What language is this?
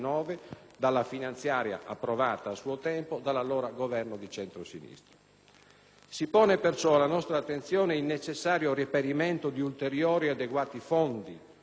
Italian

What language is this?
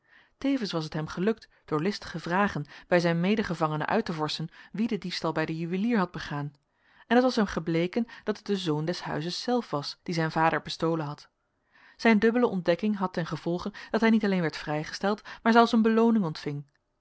Dutch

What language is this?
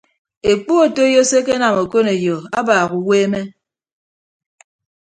Ibibio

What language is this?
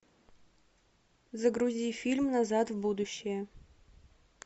Russian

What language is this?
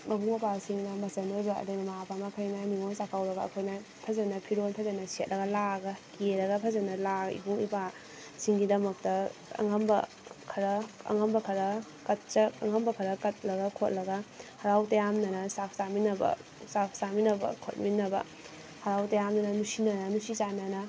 Manipuri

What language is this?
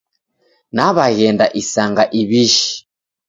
Taita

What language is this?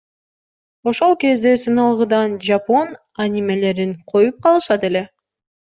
Kyrgyz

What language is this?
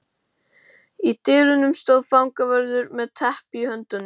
Icelandic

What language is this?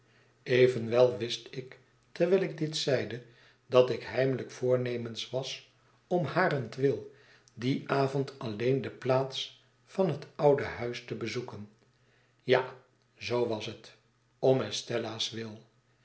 Dutch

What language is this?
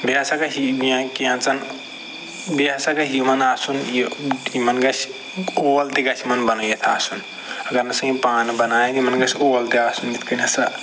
Kashmiri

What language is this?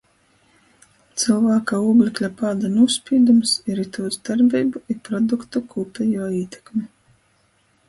Latgalian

